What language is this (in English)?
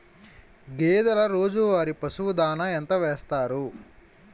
Telugu